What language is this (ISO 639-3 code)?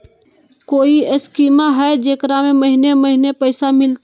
mag